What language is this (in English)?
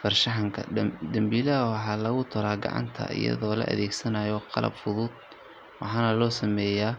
Somali